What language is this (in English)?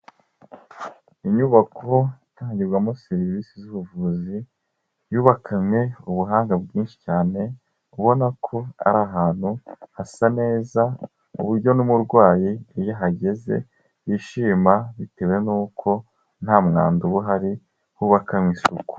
Kinyarwanda